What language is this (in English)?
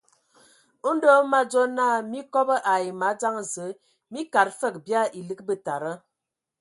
Ewondo